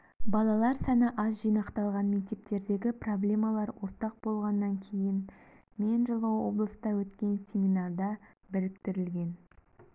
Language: Kazakh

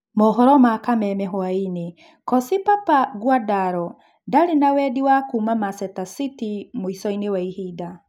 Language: Kikuyu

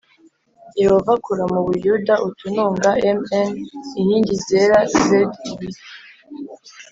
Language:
Kinyarwanda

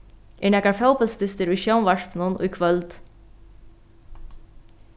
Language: Faroese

